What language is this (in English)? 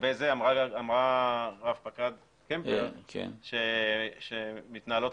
Hebrew